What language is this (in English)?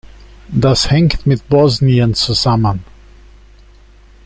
German